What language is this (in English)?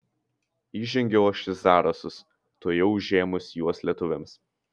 Lithuanian